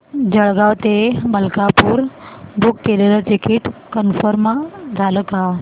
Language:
Marathi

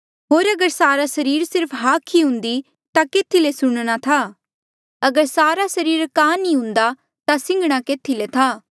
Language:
Mandeali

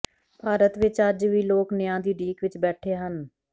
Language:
Punjabi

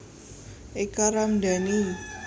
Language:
Javanese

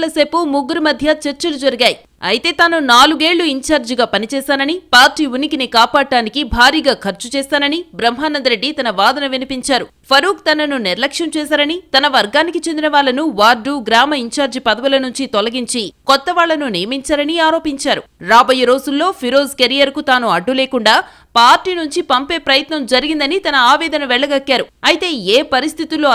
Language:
Telugu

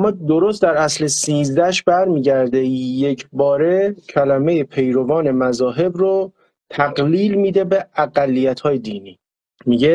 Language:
Persian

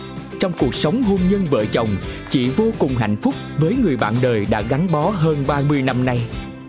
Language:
Vietnamese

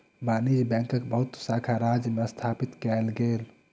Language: Maithili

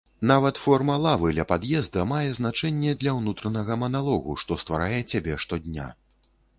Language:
Belarusian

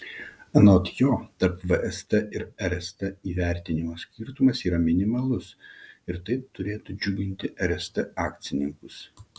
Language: Lithuanian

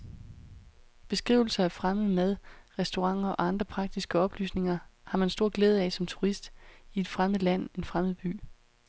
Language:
Danish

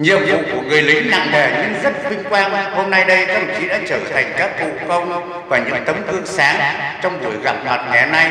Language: Vietnamese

